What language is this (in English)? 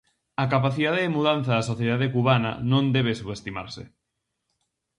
Galician